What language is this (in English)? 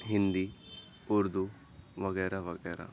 Urdu